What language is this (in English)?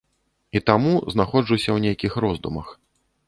Belarusian